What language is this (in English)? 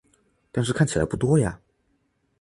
Chinese